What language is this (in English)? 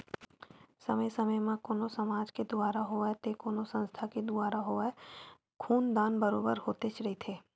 Chhattisgarhi